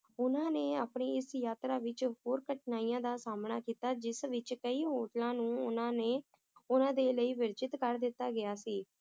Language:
Punjabi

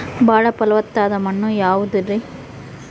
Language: Kannada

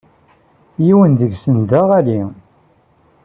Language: Kabyle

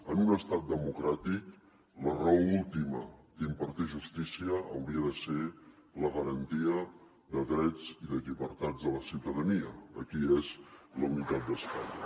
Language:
Catalan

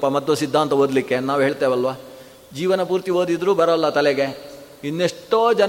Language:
Kannada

